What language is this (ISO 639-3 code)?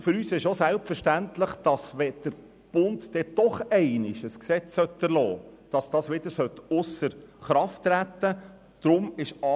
gsw